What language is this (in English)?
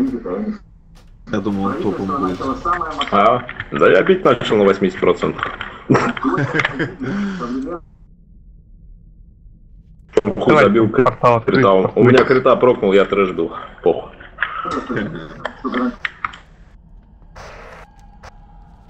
Russian